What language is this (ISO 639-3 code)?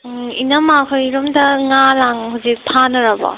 mni